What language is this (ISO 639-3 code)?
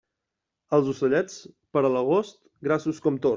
cat